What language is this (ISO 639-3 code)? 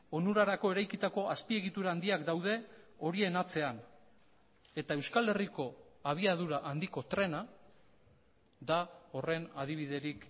eus